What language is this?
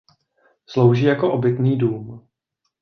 Czech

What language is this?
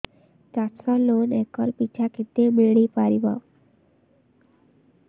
Odia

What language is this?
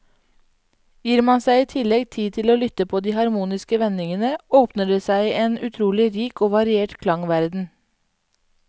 Norwegian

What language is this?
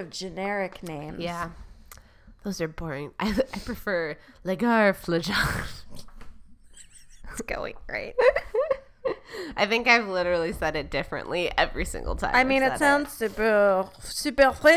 English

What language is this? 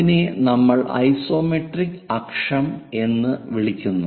Malayalam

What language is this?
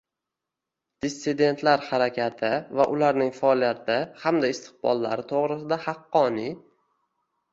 Uzbek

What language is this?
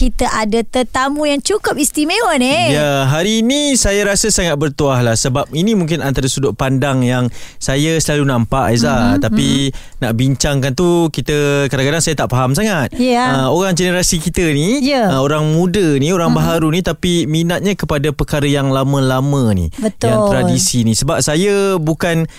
Malay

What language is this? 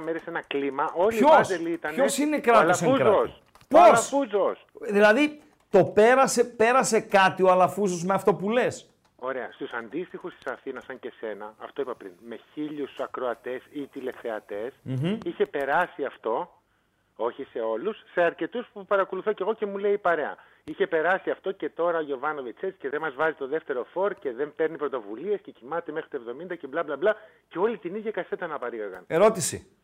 Greek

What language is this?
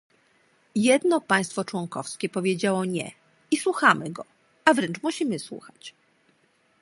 Polish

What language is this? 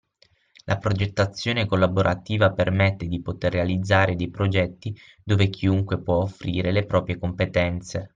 Italian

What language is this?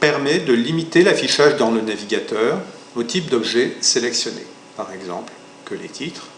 French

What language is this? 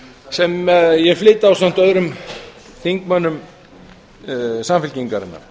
Icelandic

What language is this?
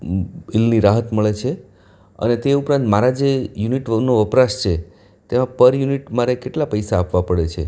Gujarati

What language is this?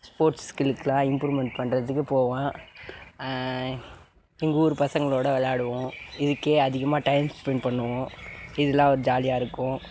Tamil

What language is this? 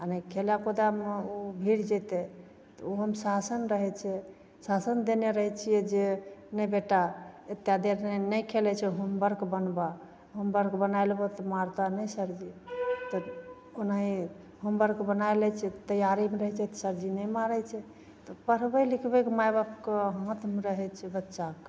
Maithili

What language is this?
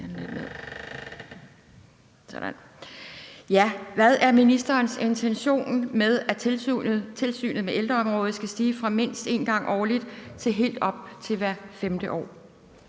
Danish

